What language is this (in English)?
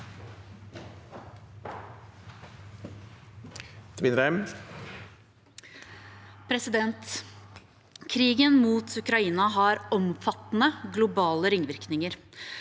Norwegian